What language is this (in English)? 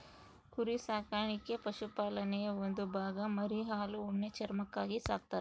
Kannada